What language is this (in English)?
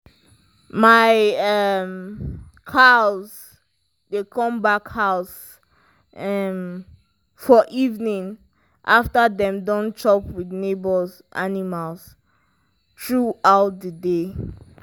Nigerian Pidgin